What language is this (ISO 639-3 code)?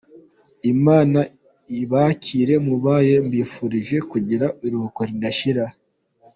kin